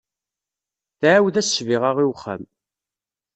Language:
Kabyle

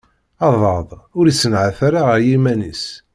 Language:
Kabyle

